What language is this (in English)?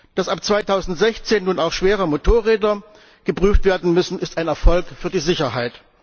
German